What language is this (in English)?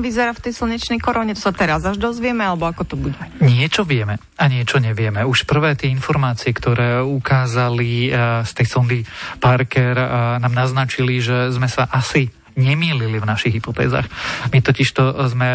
Slovak